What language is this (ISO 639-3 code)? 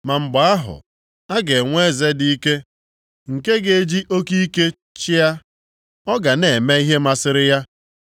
ibo